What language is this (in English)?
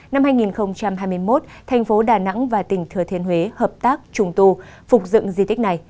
Vietnamese